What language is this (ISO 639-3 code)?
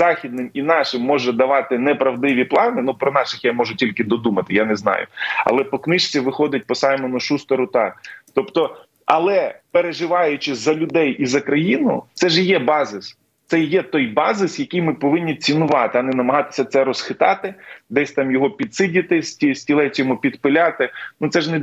ukr